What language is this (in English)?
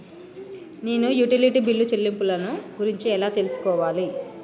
Telugu